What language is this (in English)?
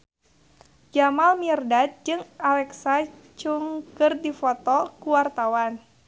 Sundanese